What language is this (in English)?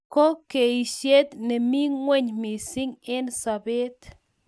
Kalenjin